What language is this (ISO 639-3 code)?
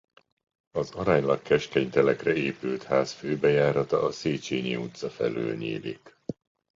hun